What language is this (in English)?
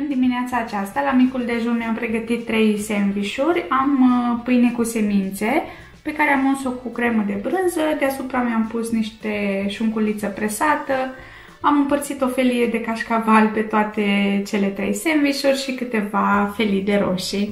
Romanian